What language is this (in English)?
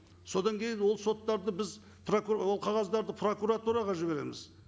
Kazakh